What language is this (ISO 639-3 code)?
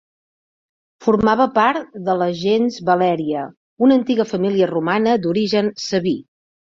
cat